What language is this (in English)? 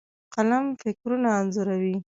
Pashto